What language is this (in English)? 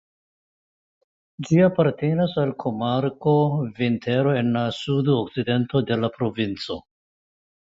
Esperanto